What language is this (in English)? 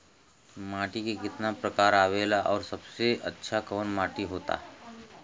Bhojpuri